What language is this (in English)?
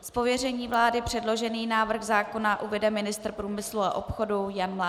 Czech